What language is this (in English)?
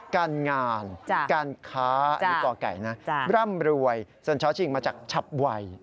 Thai